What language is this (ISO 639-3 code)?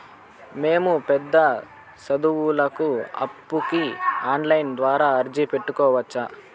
tel